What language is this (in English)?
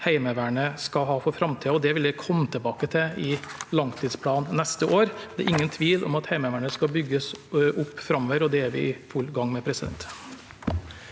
Norwegian